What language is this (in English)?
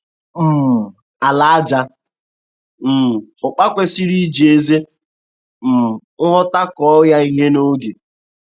Igbo